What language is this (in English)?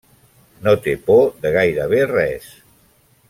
Catalan